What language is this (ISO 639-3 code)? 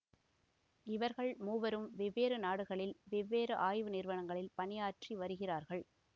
tam